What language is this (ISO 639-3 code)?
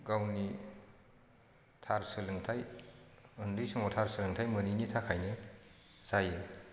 brx